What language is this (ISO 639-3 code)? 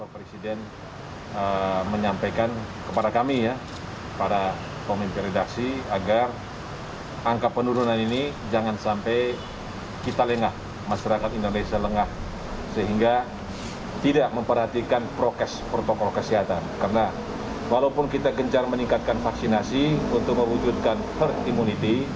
ind